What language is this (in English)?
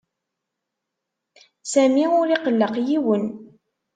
Kabyle